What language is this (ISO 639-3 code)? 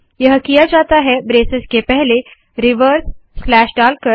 hin